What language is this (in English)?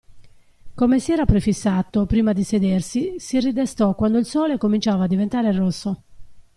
Italian